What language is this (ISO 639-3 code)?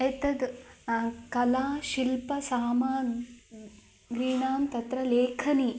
san